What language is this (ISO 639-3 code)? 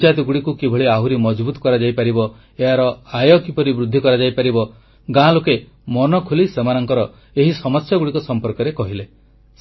ori